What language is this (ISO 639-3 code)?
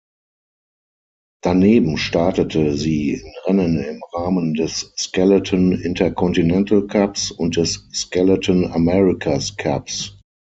deu